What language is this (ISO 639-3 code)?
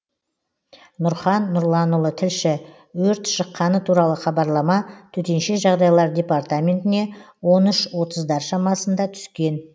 kaz